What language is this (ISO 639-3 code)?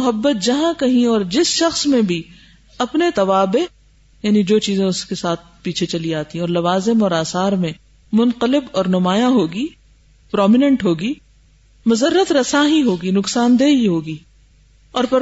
urd